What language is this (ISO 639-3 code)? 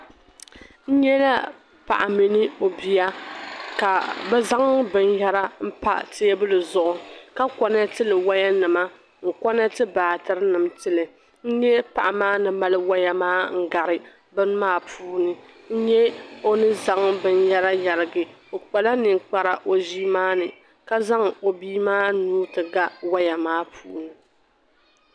dag